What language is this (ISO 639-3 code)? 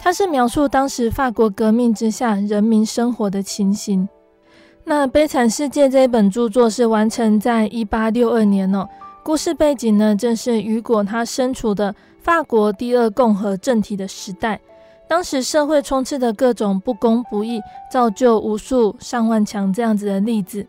zho